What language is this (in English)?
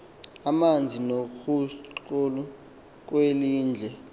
Xhosa